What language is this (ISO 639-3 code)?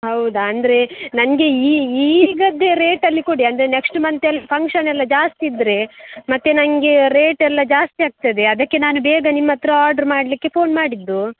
kan